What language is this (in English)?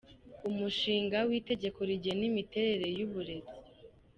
Kinyarwanda